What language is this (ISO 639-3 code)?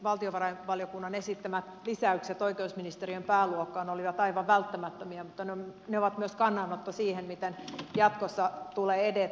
fin